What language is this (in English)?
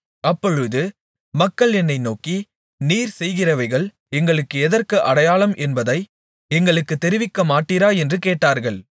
Tamil